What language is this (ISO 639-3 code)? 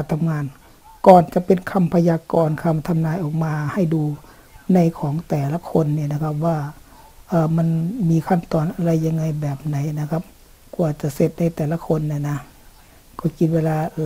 tha